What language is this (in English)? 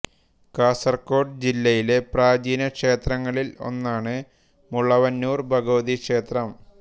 Malayalam